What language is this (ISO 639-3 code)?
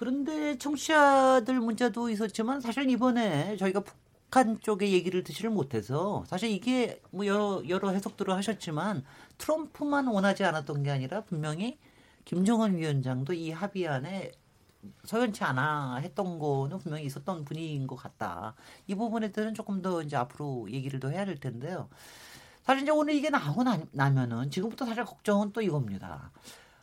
kor